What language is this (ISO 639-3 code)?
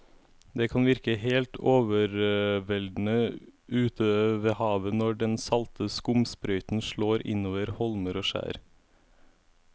nor